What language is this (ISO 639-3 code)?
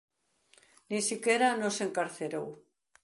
glg